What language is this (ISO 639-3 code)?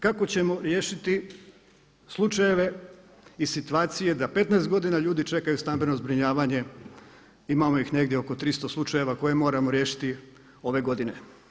hrv